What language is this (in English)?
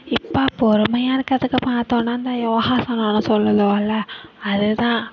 Tamil